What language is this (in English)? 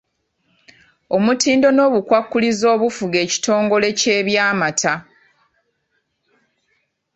Ganda